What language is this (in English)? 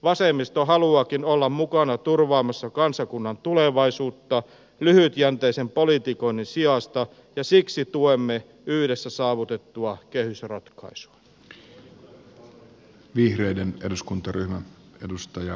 Finnish